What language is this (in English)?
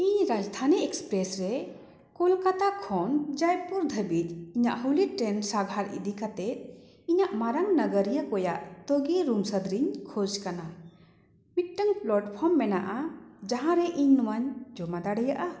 Santali